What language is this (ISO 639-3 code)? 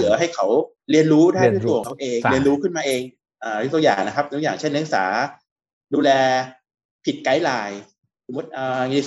tha